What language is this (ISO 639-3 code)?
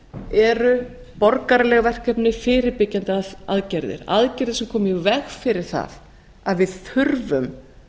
isl